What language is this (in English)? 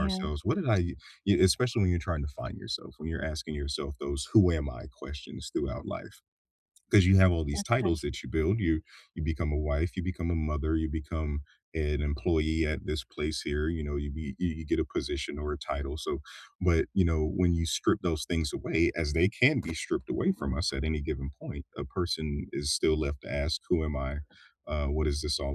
English